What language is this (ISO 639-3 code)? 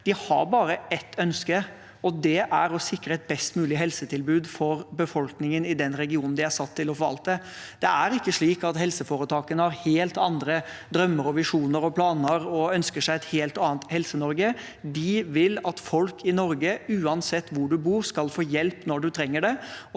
nor